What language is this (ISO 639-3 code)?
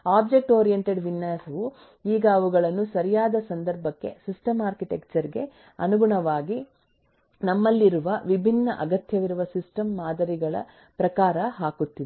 kan